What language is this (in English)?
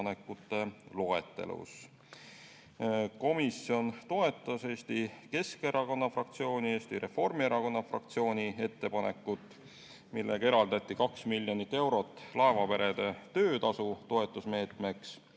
Estonian